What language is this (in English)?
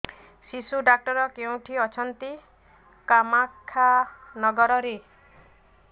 Odia